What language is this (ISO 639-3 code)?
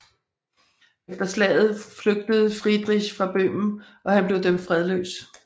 dan